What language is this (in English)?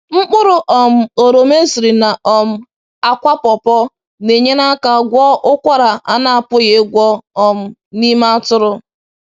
Igbo